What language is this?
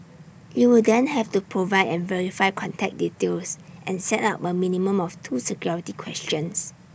English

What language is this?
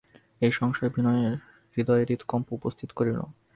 Bangla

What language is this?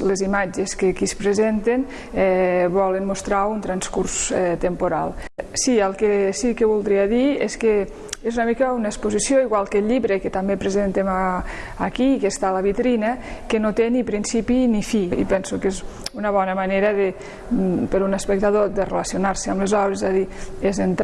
Catalan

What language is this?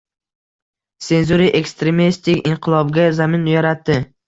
Uzbek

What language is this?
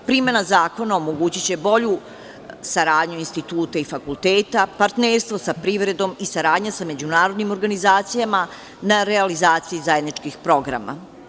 Serbian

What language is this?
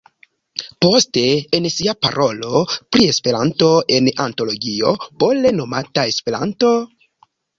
Esperanto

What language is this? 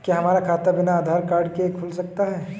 Hindi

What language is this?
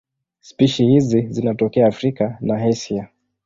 Swahili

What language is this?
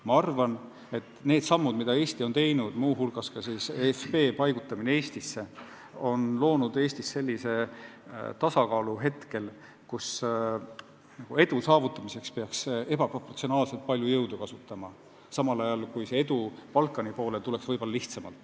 Estonian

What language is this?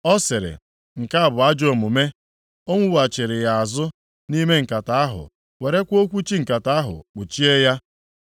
Igbo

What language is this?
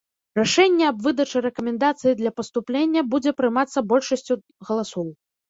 Belarusian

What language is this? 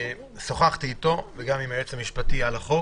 Hebrew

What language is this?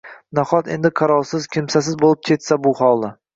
Uzbek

